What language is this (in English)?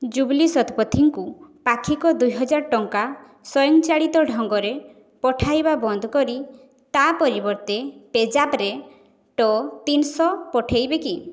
Odia